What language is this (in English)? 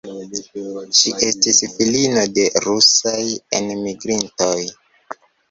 Esperanto